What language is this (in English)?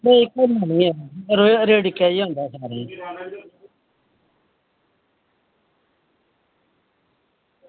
Dogri